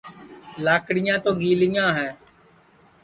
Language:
Sansi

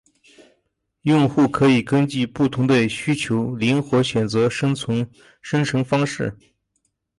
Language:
Chinese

